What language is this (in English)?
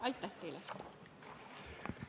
Estonian